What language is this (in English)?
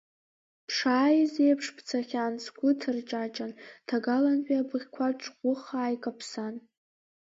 Abkhazian